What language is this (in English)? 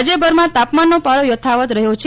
Gujarati